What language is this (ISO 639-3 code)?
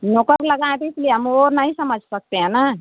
hin